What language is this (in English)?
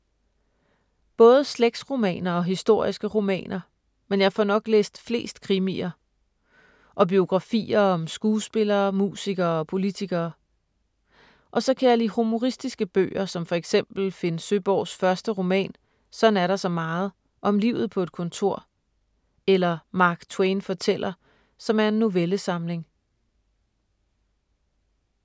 Danish